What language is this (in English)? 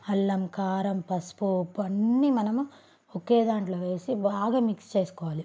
Telugu